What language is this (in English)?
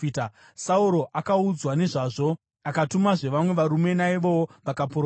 Shona